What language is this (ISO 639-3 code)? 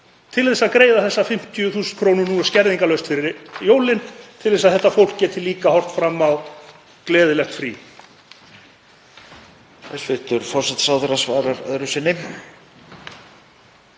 isl